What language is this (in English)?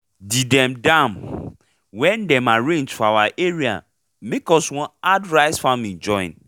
Nigerian Pidgin